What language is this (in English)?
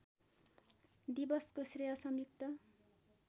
Nepali